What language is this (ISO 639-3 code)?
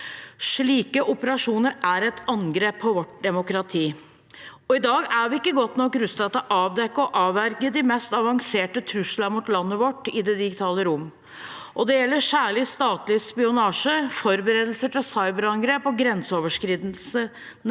nor